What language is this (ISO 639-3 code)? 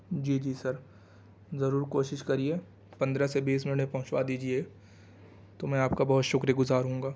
urd